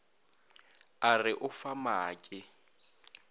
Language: Northern Sotho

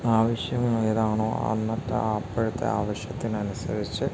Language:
Malayalam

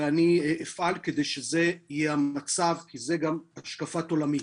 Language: Hebrew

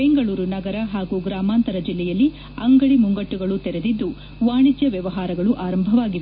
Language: Kannada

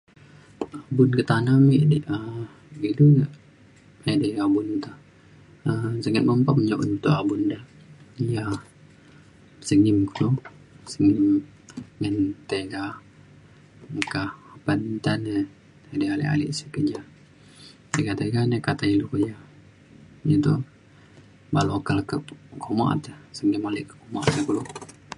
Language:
Mainstream Kenyah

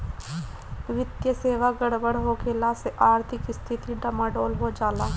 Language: Bhojpuri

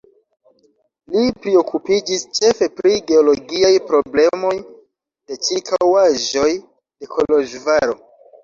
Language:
Esperanto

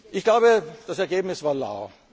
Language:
German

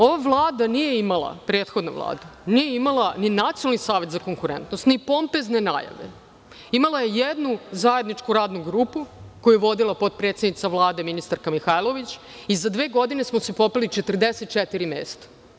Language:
Serbian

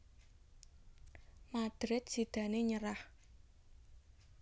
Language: Javanese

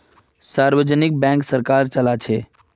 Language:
Magahi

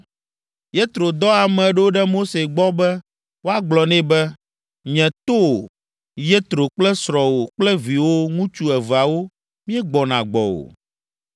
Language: Ewe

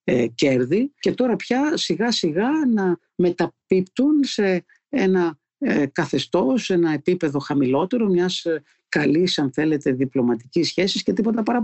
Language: Greek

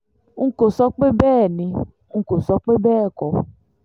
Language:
Yoruba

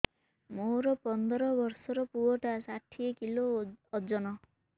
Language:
Odia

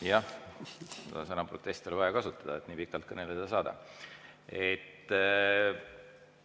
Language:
Estonian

